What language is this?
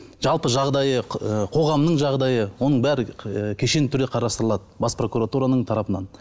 Kazakh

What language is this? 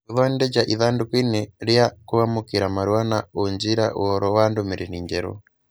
Kikuyu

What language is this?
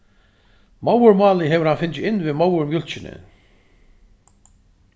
Faroese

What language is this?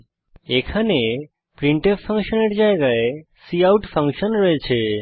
Bangla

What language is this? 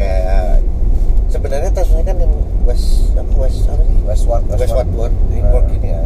Indonesian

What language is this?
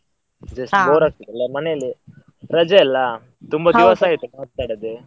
Kannada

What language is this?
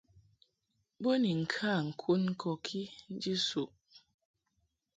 Mungaka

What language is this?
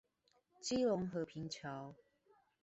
Chinese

